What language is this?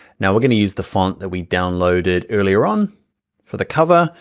English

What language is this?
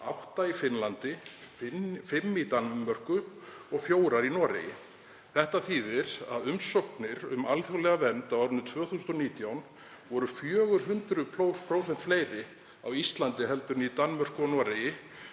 Icelandic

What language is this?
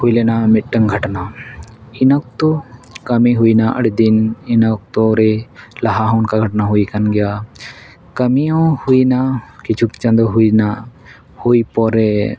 Santali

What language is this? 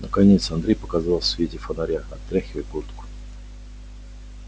Russian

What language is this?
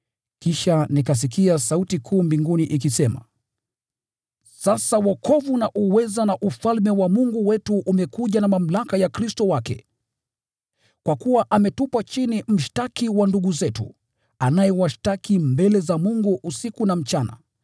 Swahili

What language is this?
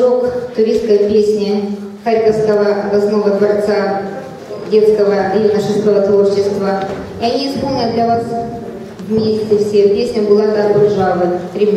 Russian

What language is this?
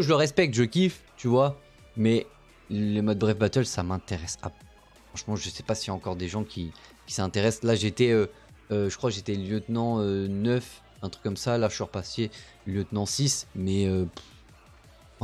French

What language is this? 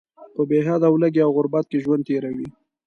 Pashto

